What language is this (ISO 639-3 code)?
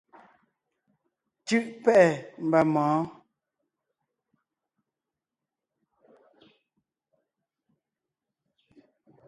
nnh